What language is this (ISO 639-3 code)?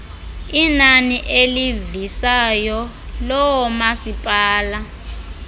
xho